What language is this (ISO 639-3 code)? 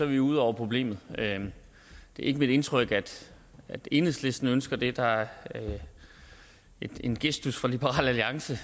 dan